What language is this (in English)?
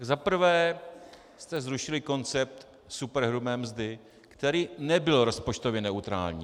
Czech